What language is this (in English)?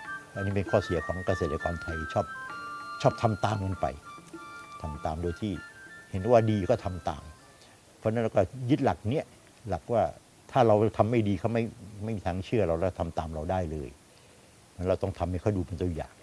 Thai